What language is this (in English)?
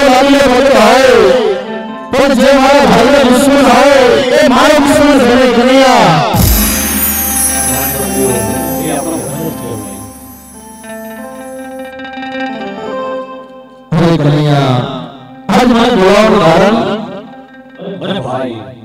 Arabic